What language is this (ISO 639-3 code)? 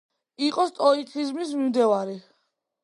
kat